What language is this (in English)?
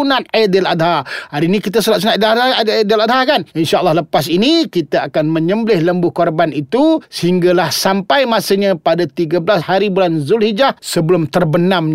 Malay